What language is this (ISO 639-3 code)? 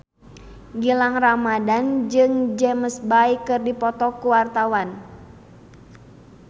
sun